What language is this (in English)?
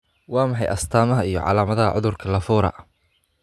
Somali